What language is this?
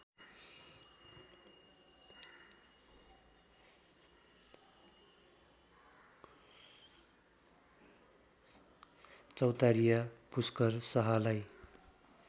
Nepali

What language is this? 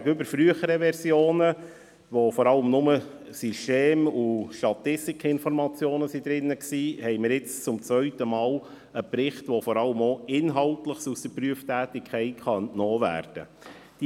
Swiss German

